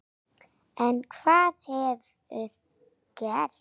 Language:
Icelandic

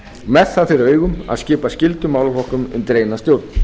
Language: Icelandic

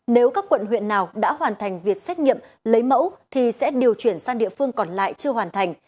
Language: Vietnamese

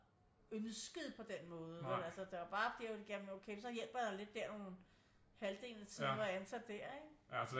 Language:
Danish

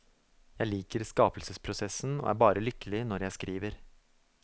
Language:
Norwegian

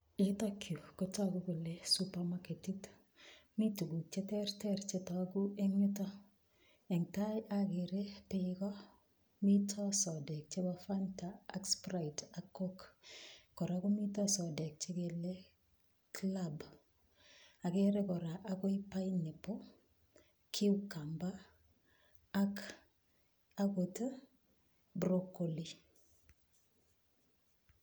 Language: Kalenjin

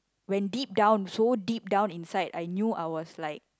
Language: English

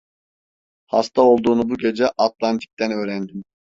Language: Turkish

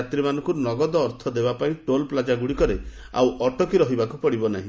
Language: Odia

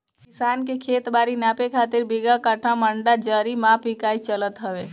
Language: Bhojpuri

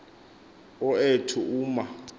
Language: Xhosa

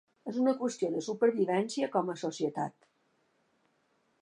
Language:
Catalan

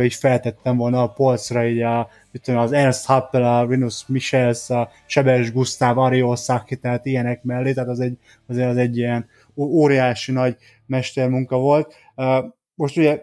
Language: Hungarian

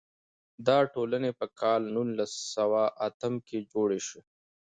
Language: Pashto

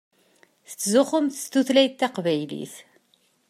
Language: Kabyle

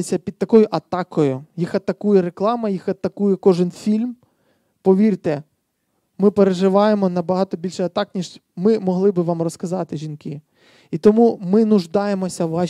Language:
Ukrainian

